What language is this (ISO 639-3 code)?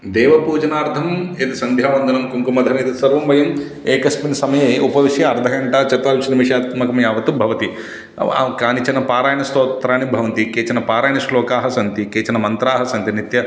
san